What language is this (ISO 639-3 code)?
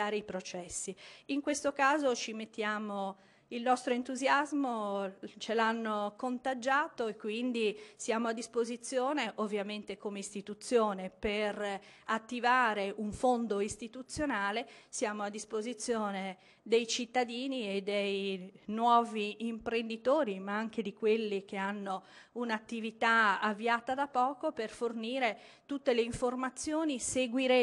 ita